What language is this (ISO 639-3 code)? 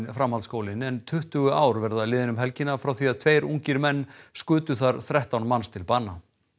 isl